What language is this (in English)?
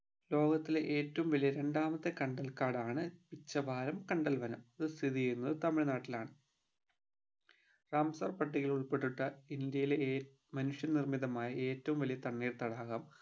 Malayalam